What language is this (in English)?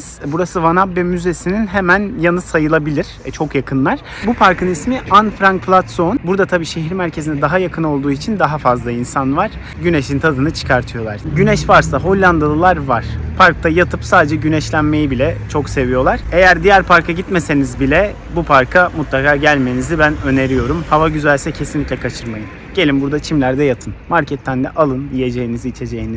Turkish